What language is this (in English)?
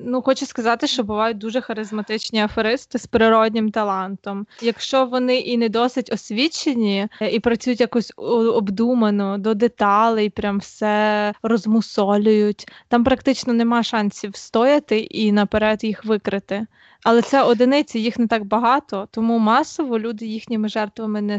Ukrainian